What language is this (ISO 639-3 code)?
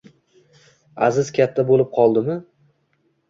uzb